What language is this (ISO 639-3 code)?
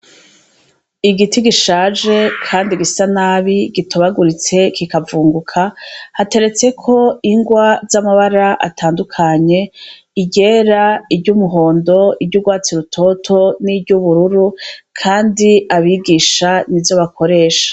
run